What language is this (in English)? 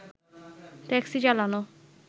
Bangla